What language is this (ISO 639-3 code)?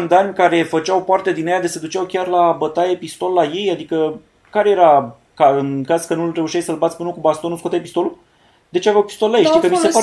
ron